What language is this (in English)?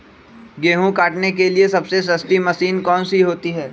Magahi